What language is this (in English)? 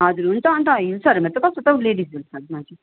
Nepali